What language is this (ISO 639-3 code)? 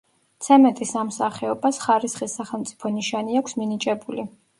kat